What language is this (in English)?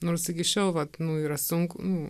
Lithuanian